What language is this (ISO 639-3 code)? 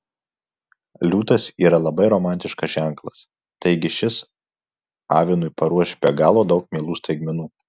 lit